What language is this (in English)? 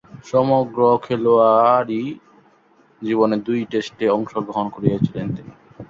Bangla